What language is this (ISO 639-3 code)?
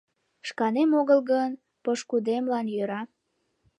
chm